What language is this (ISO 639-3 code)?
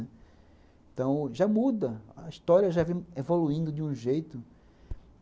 por